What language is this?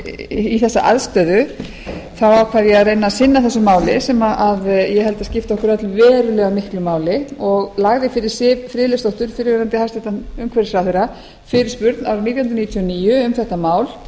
Icelandic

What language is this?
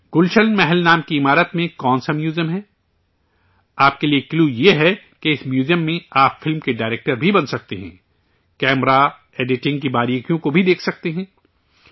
Urdu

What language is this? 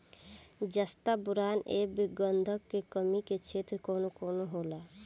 Bhojpuri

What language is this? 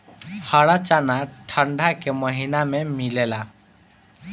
Bhojpuri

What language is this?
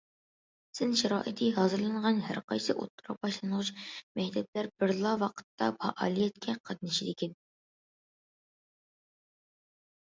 Uyghur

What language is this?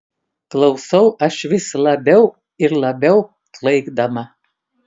Lithuanian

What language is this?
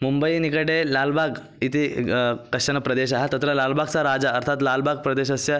Sanskrit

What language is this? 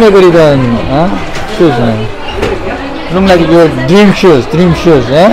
Korean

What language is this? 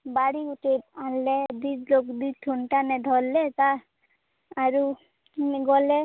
Odia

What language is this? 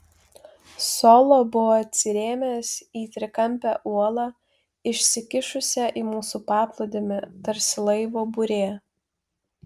Lithuanian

